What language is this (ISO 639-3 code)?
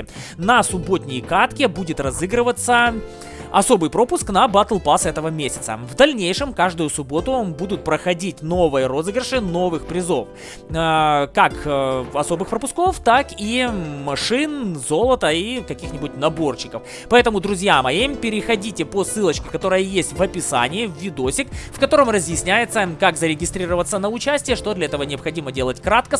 rus